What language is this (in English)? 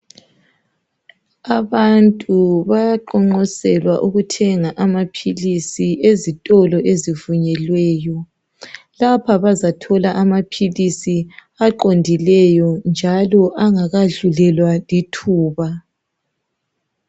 North Ndebele